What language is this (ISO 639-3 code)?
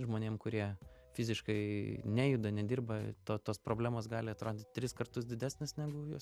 lit